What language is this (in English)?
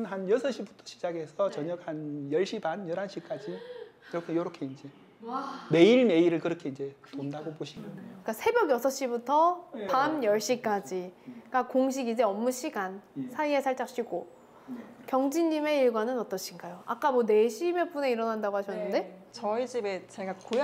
Korean